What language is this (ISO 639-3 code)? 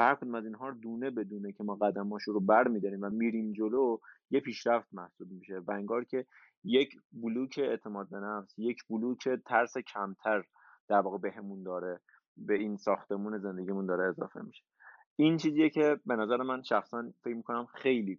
fas